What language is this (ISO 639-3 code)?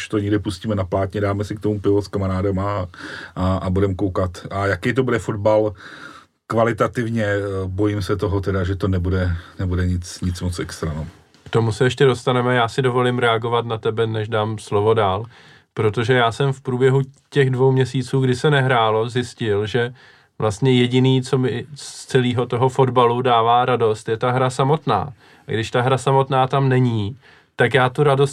ces